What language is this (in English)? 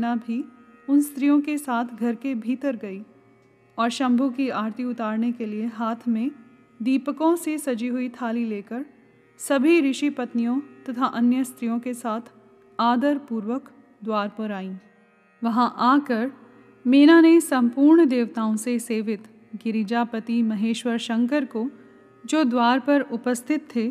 Hindi